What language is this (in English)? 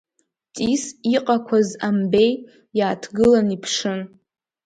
Abkhazian